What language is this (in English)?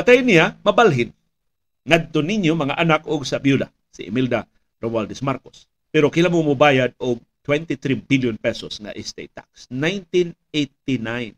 Filipino